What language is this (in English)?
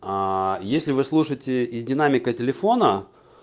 Russian